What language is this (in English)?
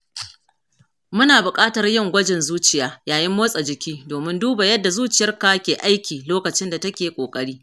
Hausa